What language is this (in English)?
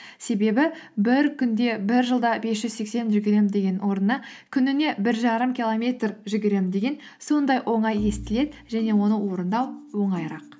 Kazakh